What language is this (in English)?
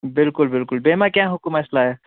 Kashmiri